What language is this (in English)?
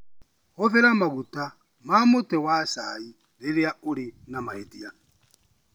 Kikuyu